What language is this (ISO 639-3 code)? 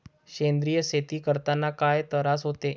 mar